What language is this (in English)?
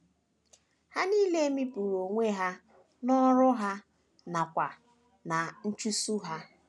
Igbo